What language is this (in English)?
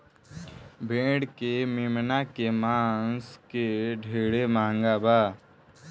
Bhojpuri